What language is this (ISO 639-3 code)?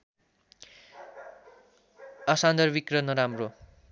nep